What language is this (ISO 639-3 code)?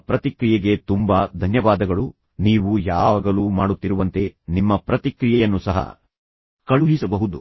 kan